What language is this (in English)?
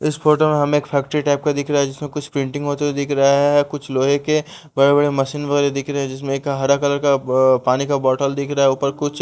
Hindi